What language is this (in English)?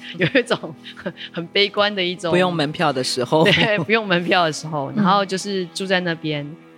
Chinese